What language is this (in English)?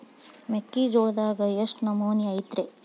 Kannada